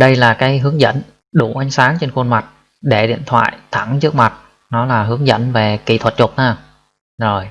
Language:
Vietnamese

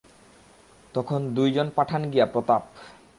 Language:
Bangla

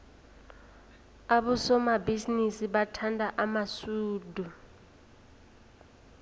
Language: South Ndebele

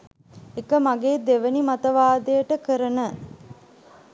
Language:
Sinhala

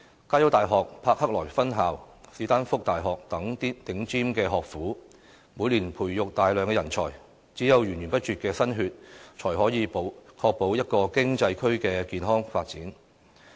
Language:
Cantonese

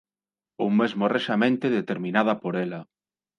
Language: Galician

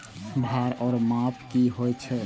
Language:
Maithili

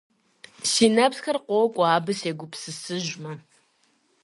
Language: Kabardian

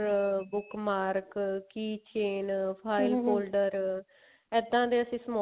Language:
Punjabi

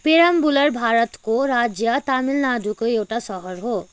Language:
Nepali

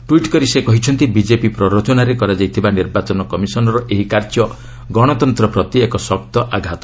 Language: Odia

